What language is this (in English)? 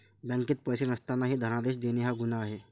Marathi